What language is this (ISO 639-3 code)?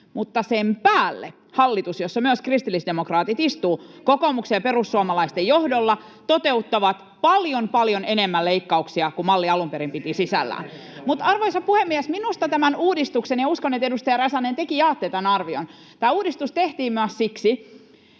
fin